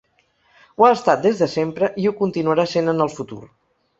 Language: Catalan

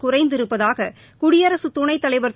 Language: Tamil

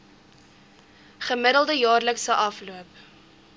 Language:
Afrikaans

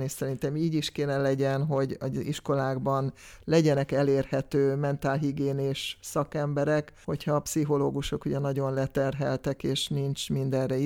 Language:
Hungarian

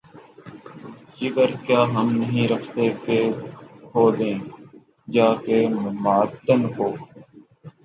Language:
Urdu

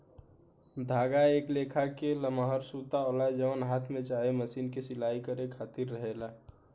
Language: Bhojpuri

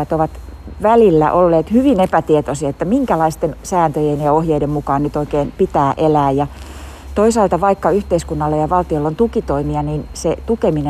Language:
Finnish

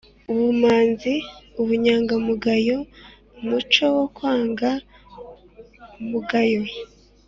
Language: Kinyarwanda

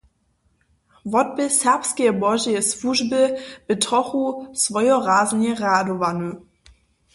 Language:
Upper Sorbian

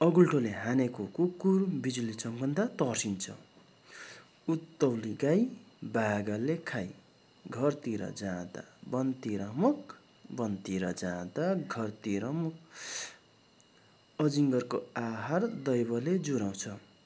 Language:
Nepali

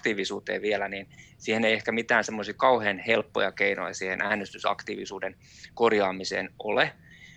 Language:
Finnish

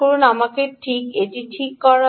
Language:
Bangla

